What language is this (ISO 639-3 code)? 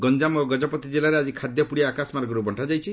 ori